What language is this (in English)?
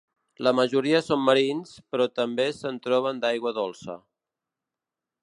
Catalan